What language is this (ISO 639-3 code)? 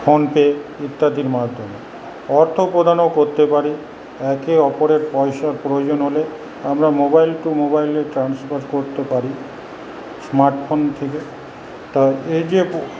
ben